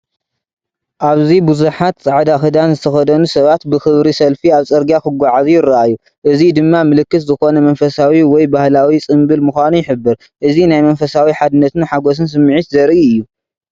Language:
Tigrinya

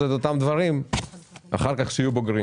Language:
Hebrew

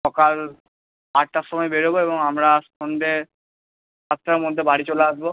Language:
Bangla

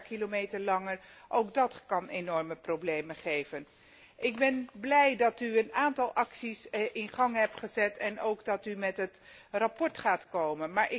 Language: Dutch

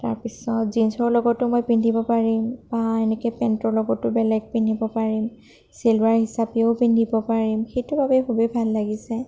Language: Assamese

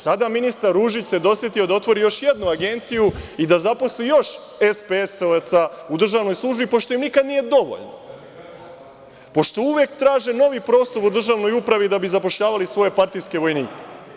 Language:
Serbian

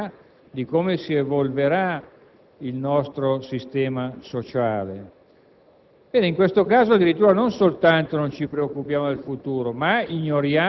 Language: Italian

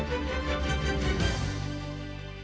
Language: Ukrainian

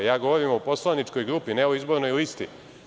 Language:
Serbian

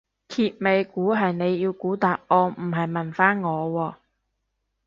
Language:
Cantonese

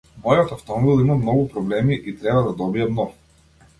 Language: Macedonian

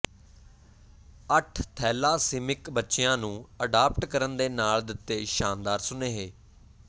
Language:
Punjabi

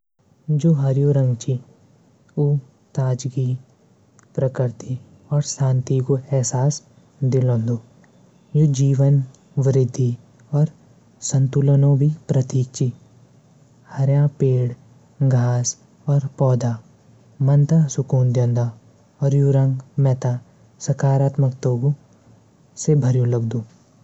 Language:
Garhwali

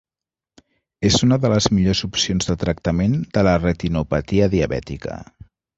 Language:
Catalan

